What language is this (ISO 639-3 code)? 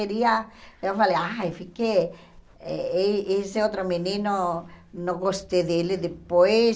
por